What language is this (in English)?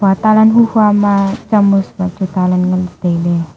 Wancho Naga